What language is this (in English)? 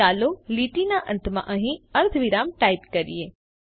Gujarati